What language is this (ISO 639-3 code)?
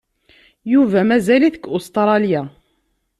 kab